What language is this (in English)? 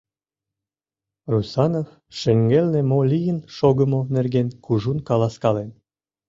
Mari